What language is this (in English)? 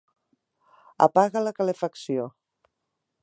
Catalan